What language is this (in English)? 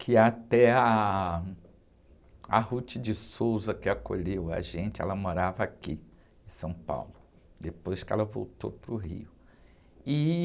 Portuguese